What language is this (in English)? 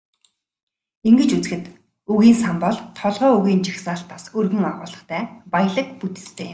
Mongolian